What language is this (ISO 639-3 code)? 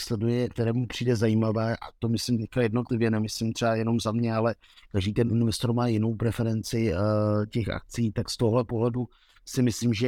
ces